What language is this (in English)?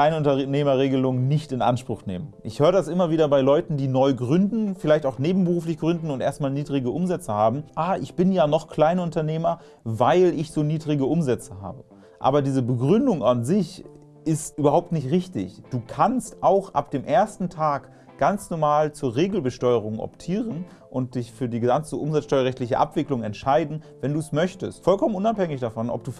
German